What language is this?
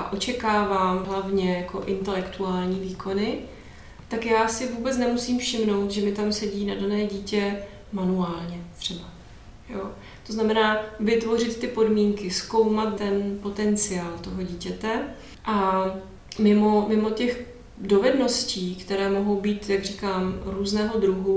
Czech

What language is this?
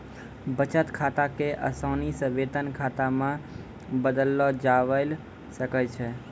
Maithili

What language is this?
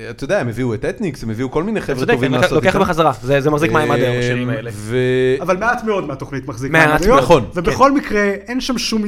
Hebrew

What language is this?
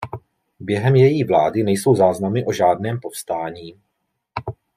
Czech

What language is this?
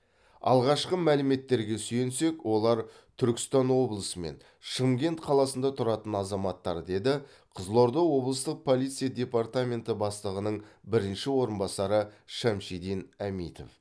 Kazakh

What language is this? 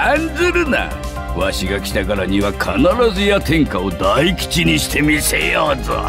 Japanese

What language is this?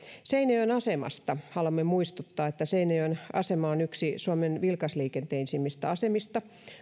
Finnish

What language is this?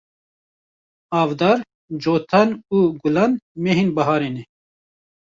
Kurdish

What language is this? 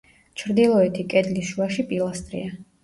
Georgian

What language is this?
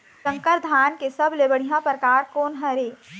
Chhattisgarhi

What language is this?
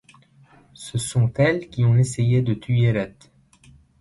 French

